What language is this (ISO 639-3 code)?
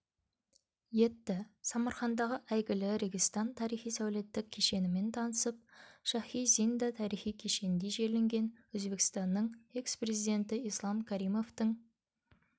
kaz